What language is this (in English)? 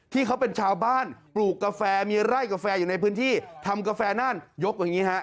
Thai